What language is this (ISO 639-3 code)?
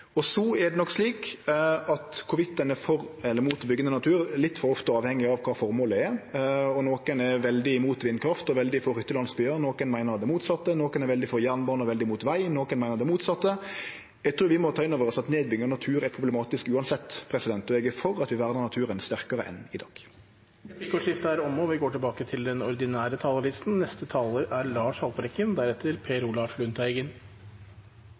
nor